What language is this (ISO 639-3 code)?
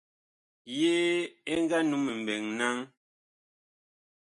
bkh